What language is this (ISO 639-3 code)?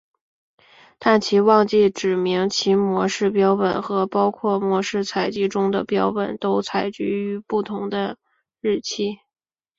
zho